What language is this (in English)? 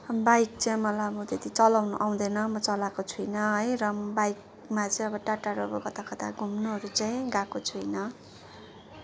Nepali